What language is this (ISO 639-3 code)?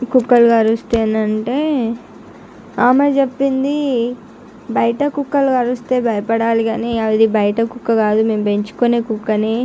tel